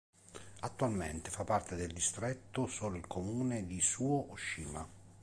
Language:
Italian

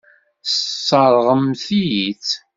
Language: Kabyle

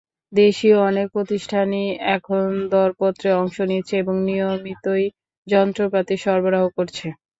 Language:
Bangla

